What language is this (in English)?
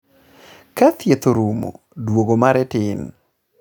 Luo (Kenya and Tanzania)